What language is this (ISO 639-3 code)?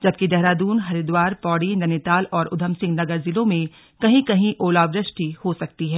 hin